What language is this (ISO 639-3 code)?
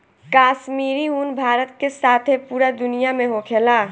bho